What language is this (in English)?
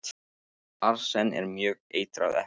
Icelandic